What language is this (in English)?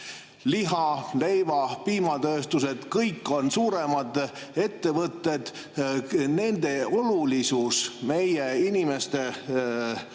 Estonian